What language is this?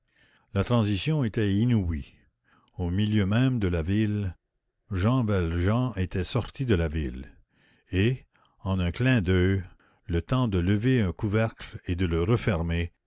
French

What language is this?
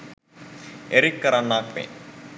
Sinhala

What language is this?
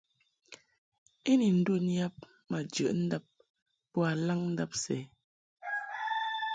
Mungaka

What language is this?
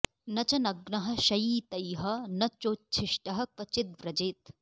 Sanskrit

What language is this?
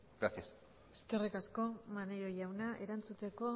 Basque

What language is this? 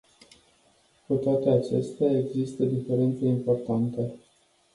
Romanian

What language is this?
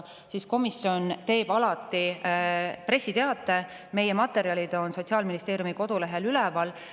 Estonian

